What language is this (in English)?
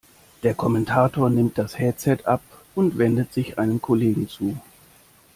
German